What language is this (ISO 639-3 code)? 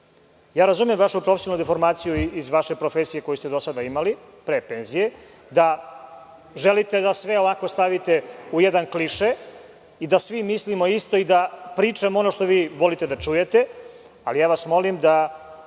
srp